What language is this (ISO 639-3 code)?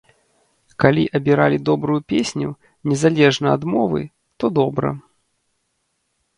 bel